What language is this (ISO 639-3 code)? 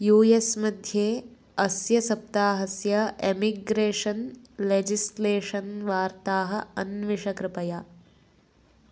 san